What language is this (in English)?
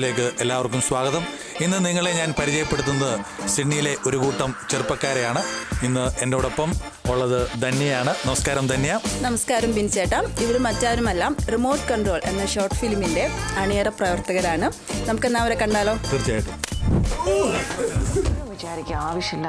Malayalam